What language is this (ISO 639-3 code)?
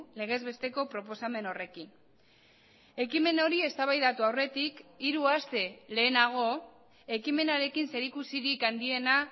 eus